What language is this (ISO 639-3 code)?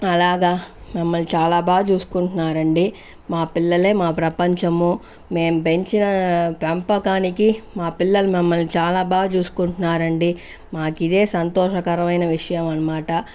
tel